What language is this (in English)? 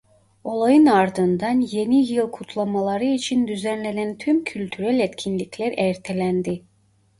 Turkish